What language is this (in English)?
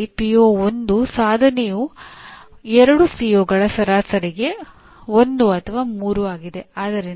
Kannada